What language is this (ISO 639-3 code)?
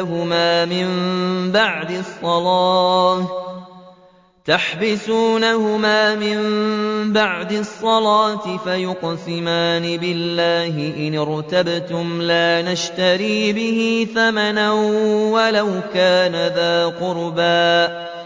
ara